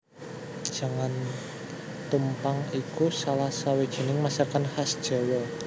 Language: Javanese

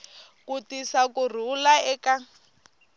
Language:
Tsonga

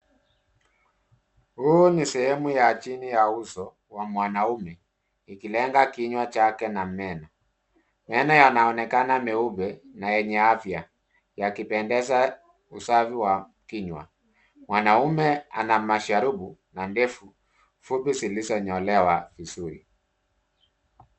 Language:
Swahili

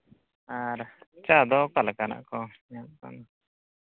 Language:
Santali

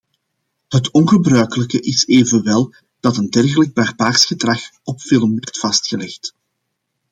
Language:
Dutch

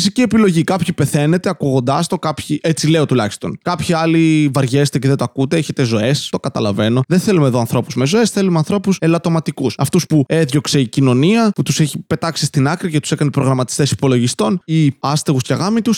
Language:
Greek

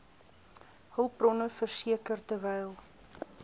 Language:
Afrikaans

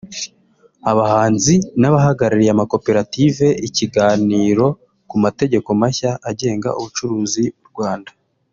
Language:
Kinyarwanda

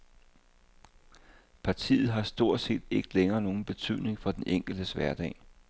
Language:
Danish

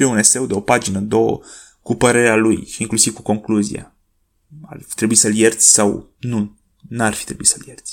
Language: Romanian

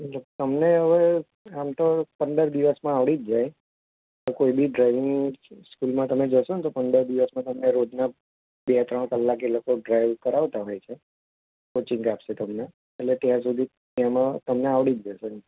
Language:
Gujarati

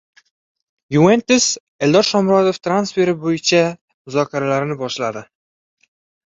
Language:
Uzbek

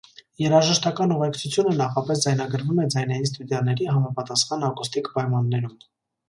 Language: Armenian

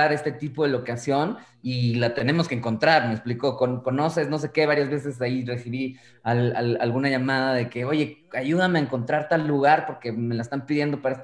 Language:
Spanish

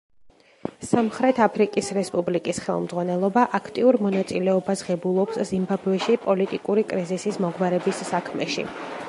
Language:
Georgian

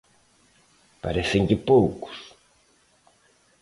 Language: Galician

